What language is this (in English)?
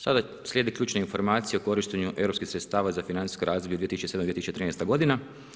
Croatian